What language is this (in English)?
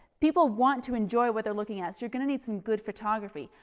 English